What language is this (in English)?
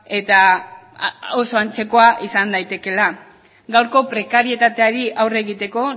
Basque